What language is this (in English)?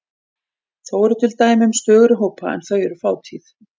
Icelandic